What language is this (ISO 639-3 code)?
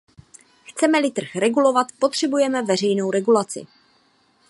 ces